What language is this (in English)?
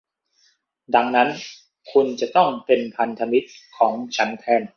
Thai